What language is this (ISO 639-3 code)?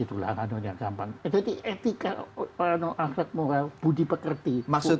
ind